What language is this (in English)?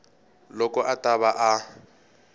Tsonga